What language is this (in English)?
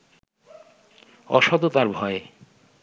Bangla